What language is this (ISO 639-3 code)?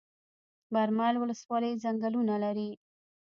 pus